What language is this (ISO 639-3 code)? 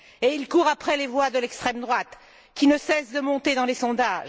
fra